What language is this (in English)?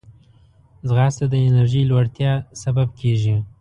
Pashto